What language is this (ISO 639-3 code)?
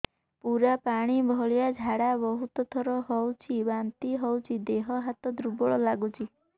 ori